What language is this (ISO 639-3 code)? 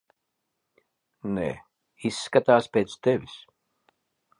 lav